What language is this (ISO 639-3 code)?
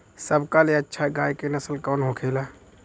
bho